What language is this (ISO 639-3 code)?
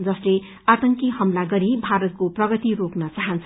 nep